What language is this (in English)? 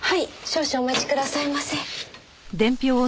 Japanese